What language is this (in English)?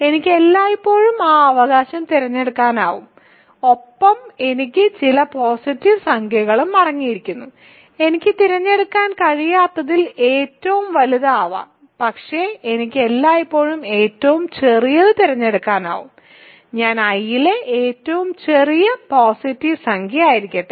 Malayalam